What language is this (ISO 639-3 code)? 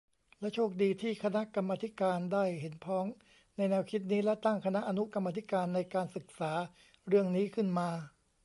tha